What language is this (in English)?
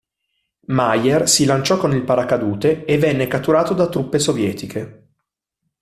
Italian